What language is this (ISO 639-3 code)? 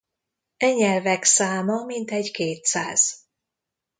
hun